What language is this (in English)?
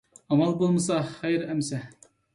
Uyghur